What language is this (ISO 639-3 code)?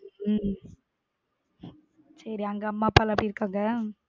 tam